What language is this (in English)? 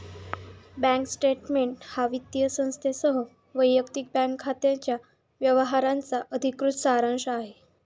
Marathi